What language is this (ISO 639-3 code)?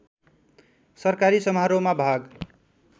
nep